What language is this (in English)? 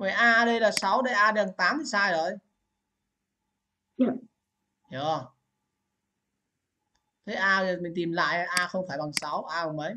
Vietnamese